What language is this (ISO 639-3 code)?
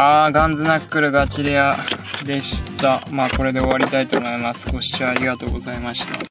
jpn